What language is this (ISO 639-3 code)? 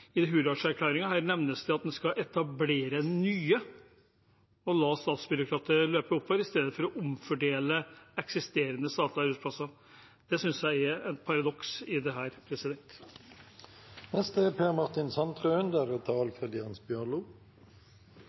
nob